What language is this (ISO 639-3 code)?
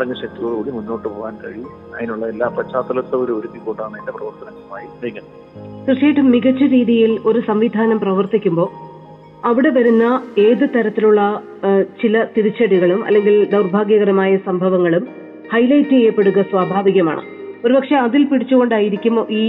mal